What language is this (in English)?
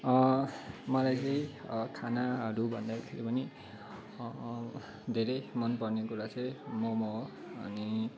Nepali